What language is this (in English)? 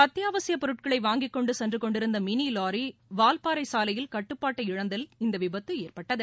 Tamil